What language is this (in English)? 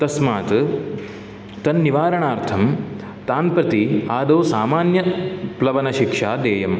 Sanskrit